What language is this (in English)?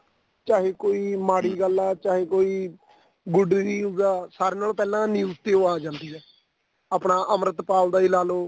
Punjabi